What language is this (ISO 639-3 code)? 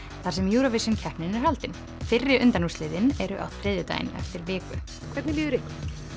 isl